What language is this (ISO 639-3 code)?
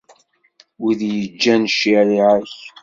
kab